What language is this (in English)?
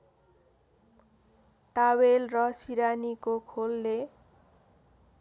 Nepali